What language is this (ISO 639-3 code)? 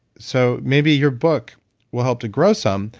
eng